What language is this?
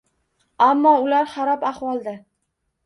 Uzbek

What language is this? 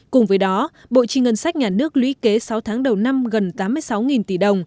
Vietnamese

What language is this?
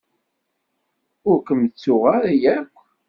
Kabyle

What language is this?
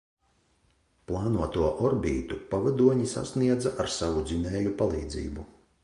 Latvian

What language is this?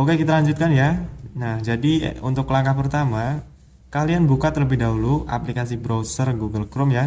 Indonesian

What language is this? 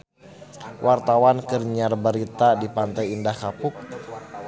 Sundanese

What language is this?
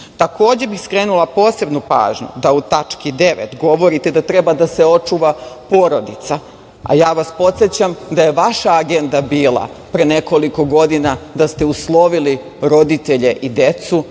Serbian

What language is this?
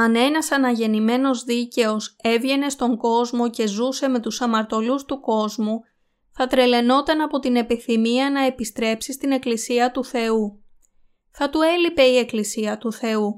Greek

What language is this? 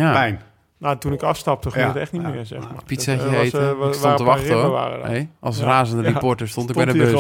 Dutch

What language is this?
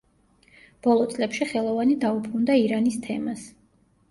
Georgian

